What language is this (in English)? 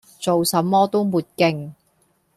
Cantonese